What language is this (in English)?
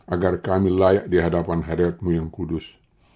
Indonesian